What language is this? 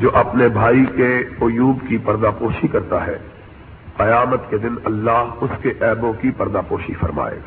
Urdu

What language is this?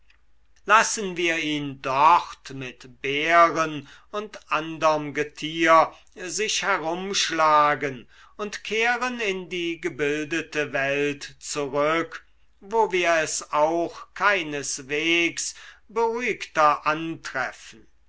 German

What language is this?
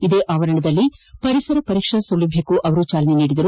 Kannada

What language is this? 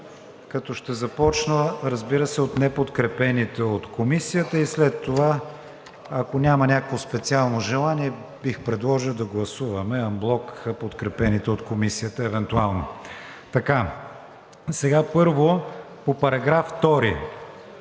Bulgarian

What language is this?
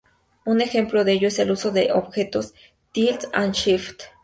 Spanish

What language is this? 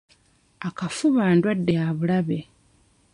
Ganda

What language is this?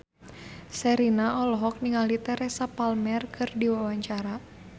Sundanese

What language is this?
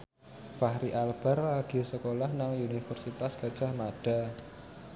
Javanese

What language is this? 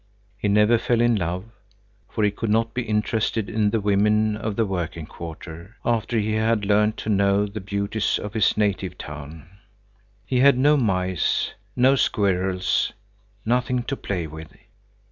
English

